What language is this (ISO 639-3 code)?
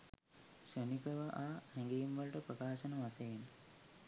sin